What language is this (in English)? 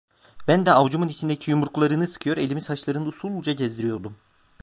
Turkish